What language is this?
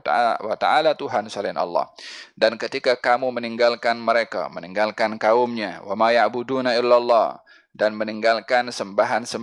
Malay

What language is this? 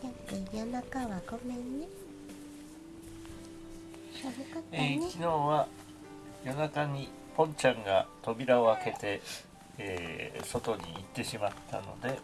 Japanese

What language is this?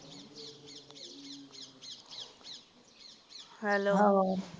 Punjabi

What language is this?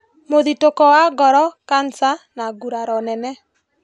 Kikuyu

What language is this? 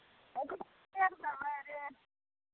Maithili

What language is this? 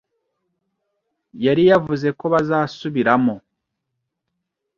Kinyarwanda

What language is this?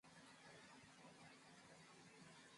Swahili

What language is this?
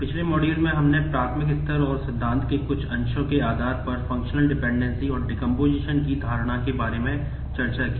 Hindi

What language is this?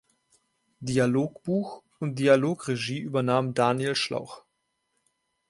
German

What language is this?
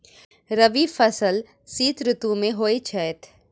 Maithili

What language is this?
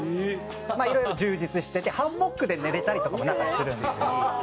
Japanese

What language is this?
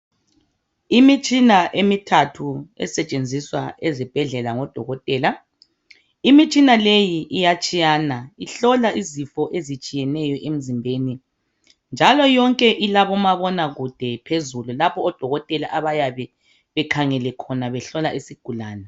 North Ndebele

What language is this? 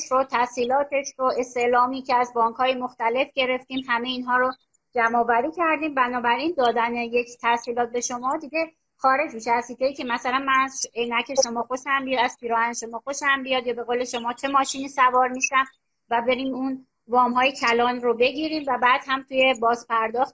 Persian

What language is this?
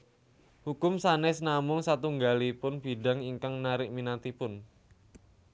Javanese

